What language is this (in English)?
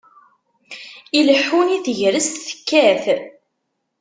Kabyle